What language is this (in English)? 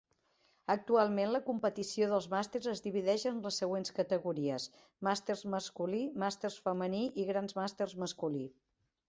Catalan